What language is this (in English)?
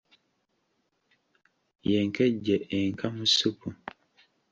Ganda